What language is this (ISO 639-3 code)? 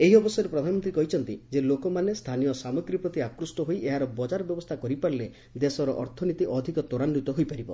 ori